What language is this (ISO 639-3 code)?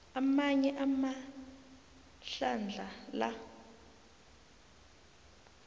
nbl